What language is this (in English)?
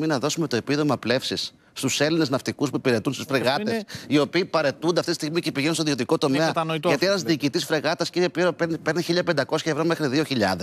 Greek